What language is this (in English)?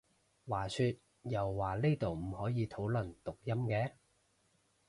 Cantonese